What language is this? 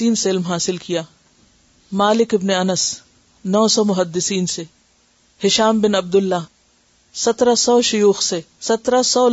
Urdu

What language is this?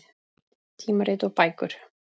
Icelandic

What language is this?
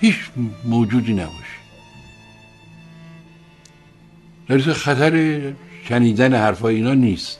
Persian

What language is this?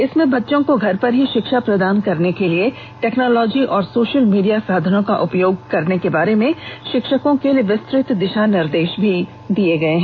Hindi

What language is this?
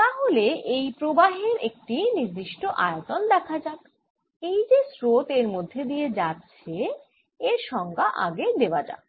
Bangla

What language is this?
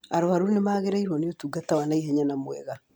Kikuyu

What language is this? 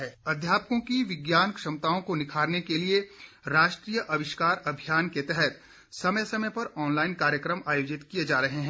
Hindi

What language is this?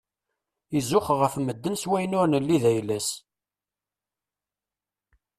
Kabyle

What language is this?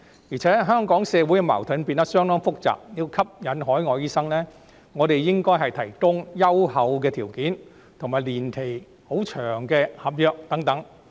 Cantonese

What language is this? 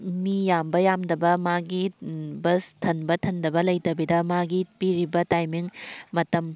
Manipuri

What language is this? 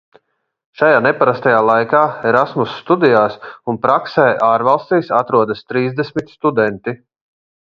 Latvian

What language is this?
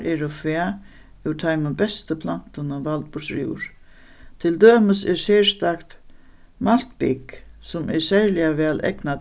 Faroese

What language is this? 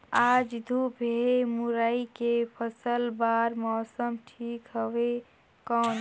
Chhattisgarhi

